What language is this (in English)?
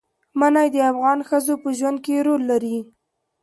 Pashto